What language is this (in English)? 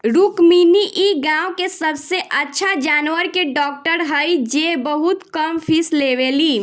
Bhojpuri